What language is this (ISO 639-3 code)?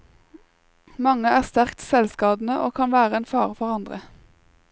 nor